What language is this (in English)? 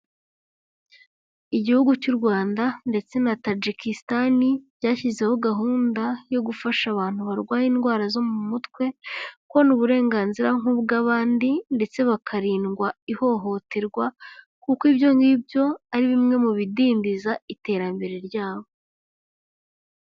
Kinyarwanda